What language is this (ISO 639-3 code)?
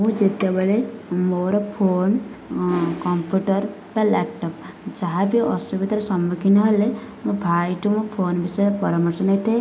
ori